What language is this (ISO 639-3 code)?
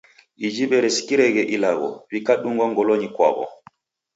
dav